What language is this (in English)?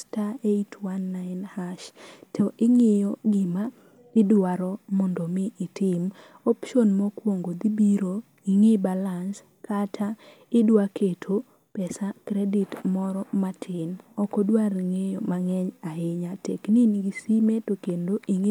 Luo (Kenya and Tanzania)